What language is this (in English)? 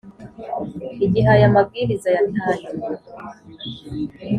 Kinyarwanda